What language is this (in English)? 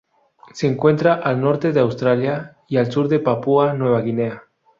Spanish